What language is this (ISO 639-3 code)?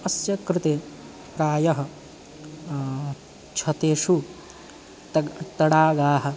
san